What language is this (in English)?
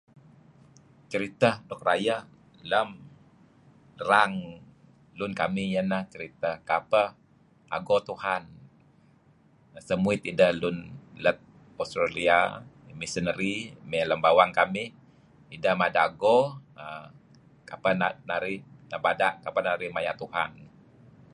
Kelabit